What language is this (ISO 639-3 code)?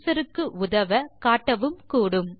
tam